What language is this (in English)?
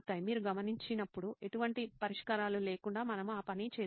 Telugu